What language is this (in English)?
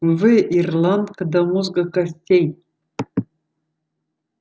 Russian